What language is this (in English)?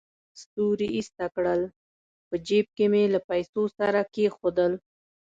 Pashto